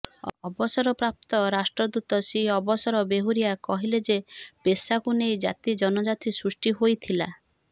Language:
Odia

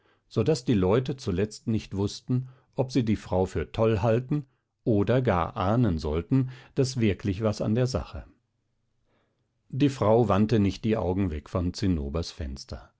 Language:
German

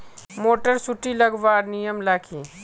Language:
Magahi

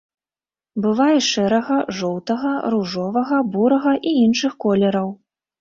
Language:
Belarusian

